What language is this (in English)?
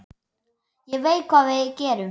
Icelandic